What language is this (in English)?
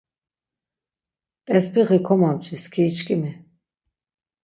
Laz